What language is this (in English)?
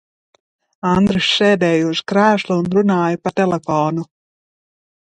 Latvian